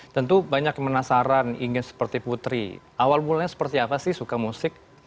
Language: Indonesian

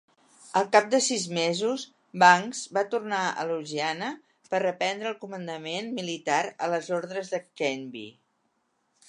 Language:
Catalan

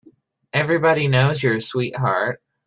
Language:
English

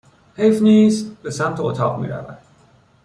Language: Persian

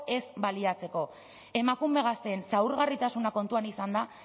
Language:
Basque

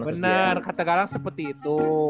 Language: Indonesian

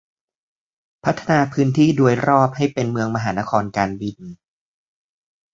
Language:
Thai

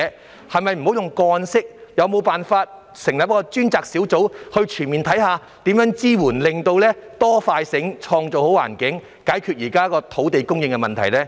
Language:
Cantonese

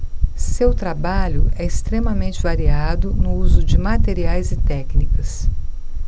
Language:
Portuguese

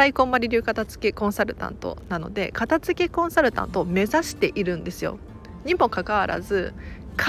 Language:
Japanese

